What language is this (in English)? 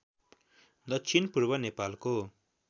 Nepali